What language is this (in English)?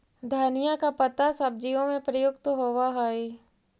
Magahi